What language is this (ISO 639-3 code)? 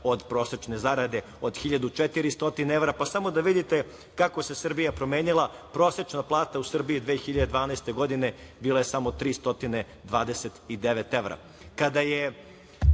srp